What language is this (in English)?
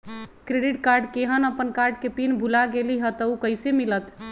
Magahi